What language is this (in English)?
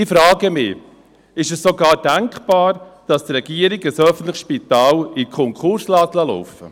Swiss German